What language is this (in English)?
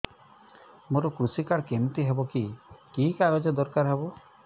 Odia